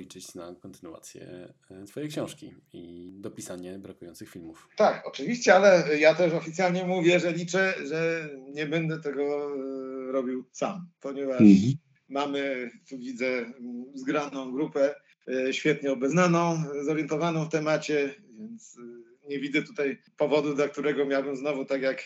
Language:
Polish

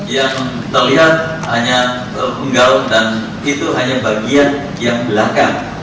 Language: Indonesian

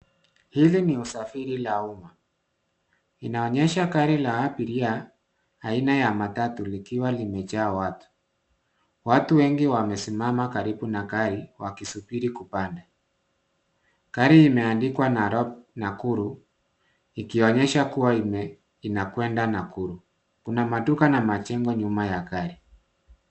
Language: Swahili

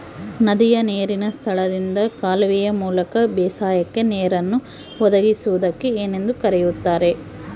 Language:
Kannada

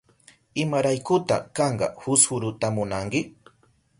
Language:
Southern Pastaza Quechua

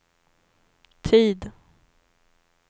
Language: Swedish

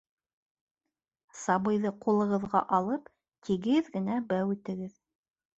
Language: Bashkir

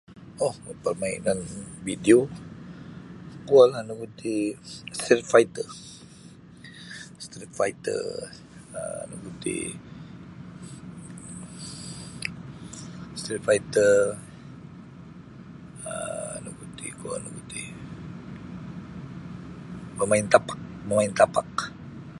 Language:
Sabah Bisaya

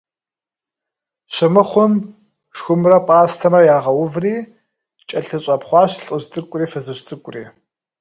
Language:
Kabardian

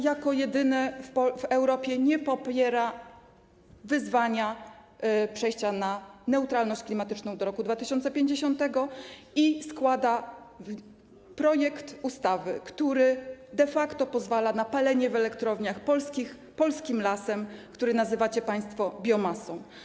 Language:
Polish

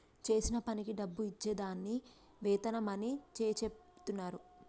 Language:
Telugu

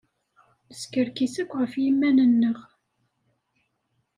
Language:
Kabyle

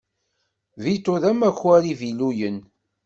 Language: Kabyle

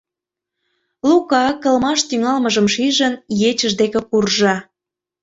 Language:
Mari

